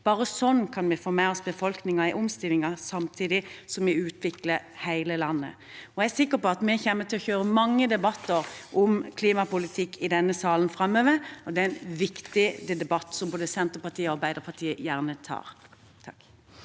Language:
Norwegian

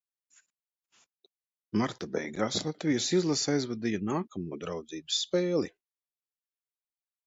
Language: Latvian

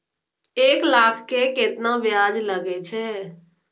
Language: Maithili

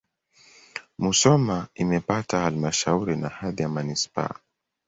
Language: Swahili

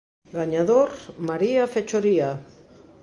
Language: Galician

